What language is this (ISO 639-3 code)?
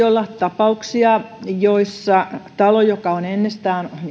fin